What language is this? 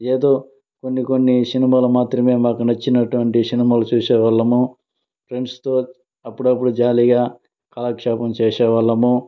Telugu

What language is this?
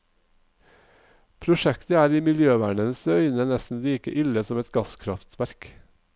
Norwegian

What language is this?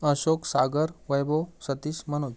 Marathi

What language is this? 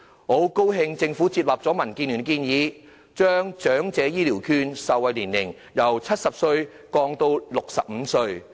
Cantonese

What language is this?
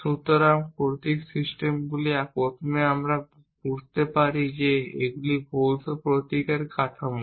Bangla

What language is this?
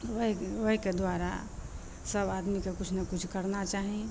Maithili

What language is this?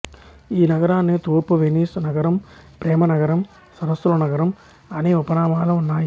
Telugu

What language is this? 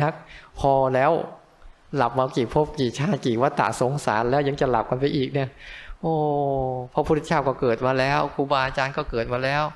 Thai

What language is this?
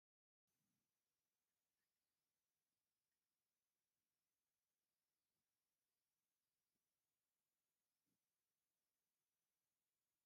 Tigrinya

